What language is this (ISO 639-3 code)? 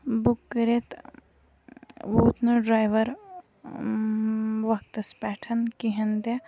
kas